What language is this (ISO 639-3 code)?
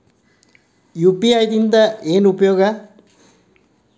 kan